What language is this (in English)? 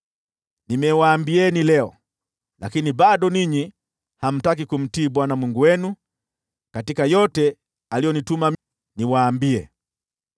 Swahili